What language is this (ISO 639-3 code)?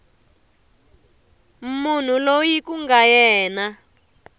tso